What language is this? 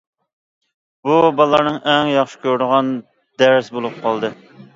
Uyghur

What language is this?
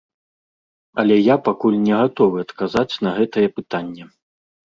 Belarusian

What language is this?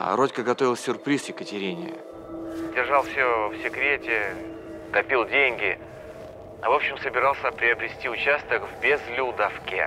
Russian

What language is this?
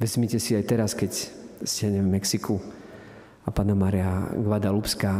Slovak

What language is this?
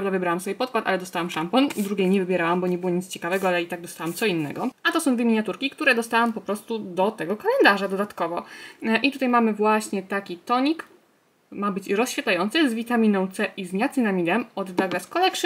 Polish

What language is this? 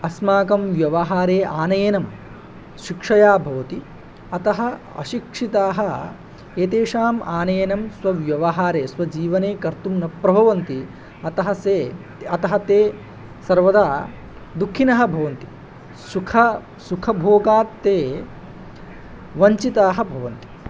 Sanskrit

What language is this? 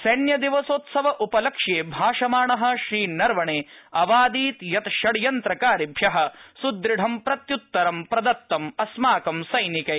Sanskrit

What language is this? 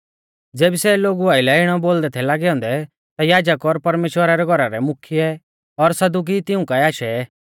Mahasu Pahari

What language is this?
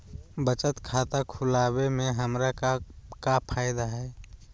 Magahi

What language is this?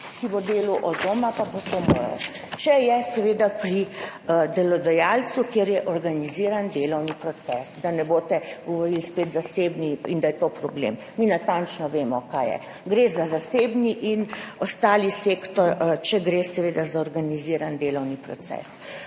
Slovenian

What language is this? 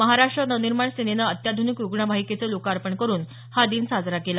Marathi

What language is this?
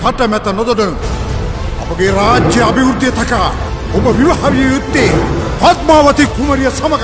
Vietnamese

